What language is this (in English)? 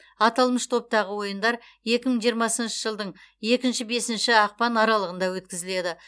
Kazakh